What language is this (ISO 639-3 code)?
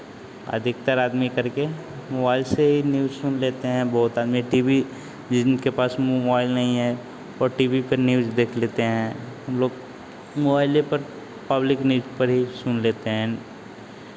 hin